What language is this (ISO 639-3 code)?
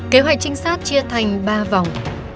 vie